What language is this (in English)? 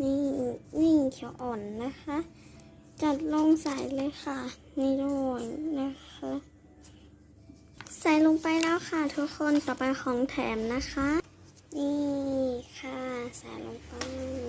Thai